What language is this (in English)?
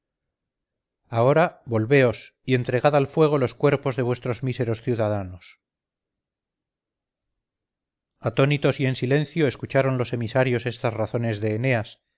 Spanish